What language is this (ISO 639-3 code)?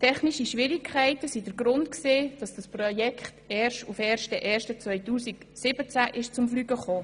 gsw